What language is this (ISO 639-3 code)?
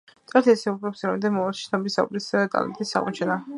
kat